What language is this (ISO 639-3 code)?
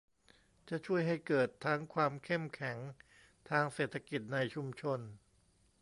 tha